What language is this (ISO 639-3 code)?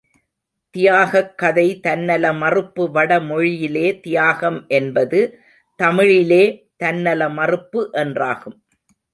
tam